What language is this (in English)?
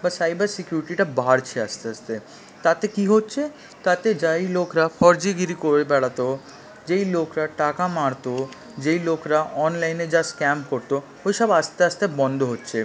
Bangla